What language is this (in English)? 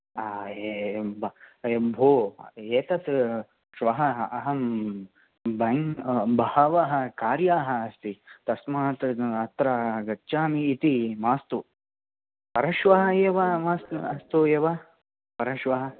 Sanskrit